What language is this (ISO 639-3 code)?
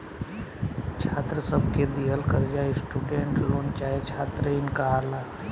bho